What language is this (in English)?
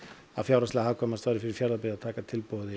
Icelandic